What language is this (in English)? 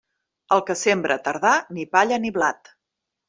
Catalan